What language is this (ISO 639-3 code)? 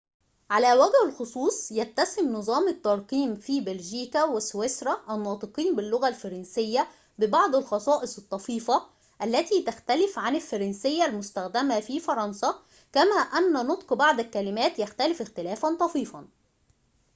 ara